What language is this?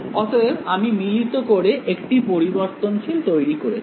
Bangla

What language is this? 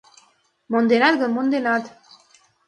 Mari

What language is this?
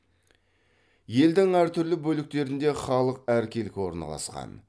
Kazakh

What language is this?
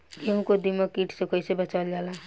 Bhojpuri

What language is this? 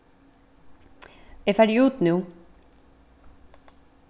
Faroese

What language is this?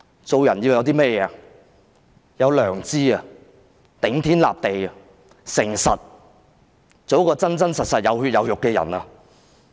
Cantonese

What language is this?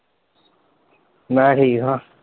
Punjabi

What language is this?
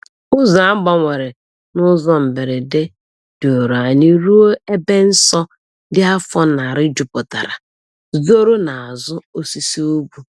Igbo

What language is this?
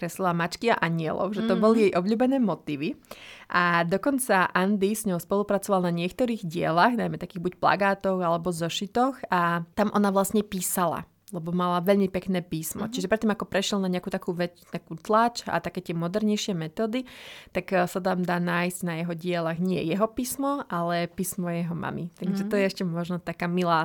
Slovak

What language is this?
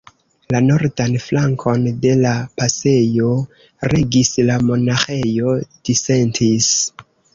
Esperanto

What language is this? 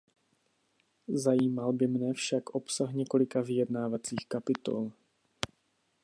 Czech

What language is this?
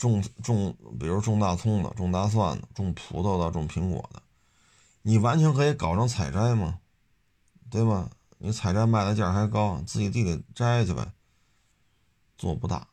Chinese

